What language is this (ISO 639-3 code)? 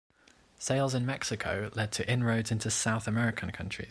eng